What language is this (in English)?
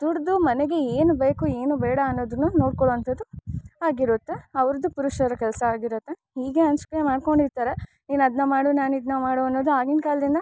Kannada